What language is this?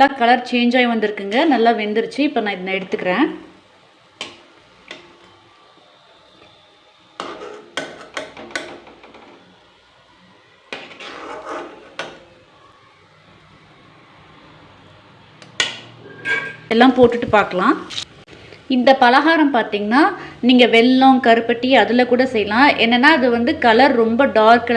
Tamil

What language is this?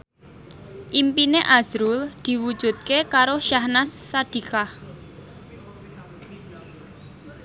Javanese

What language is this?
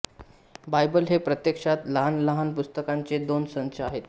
Marathi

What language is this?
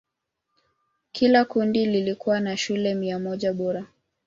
Swahili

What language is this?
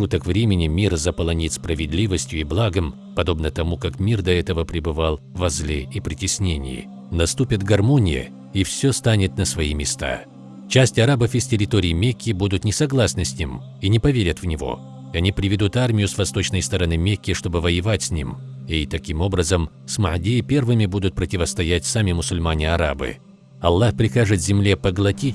Russian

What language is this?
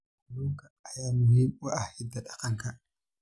Somali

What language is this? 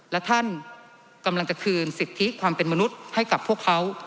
Thai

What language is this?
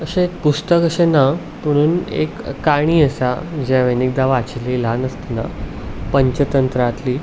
Konkani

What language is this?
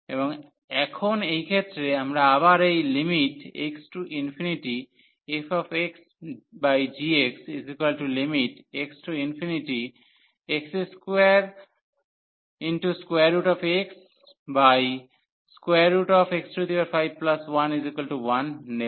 Bangla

